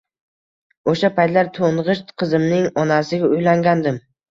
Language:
Uzbek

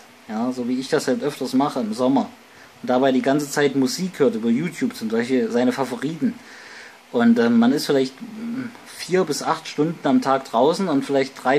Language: German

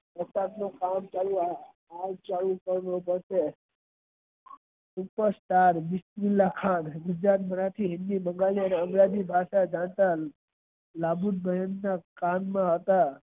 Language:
Gujarati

